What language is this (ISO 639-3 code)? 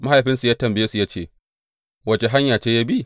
hau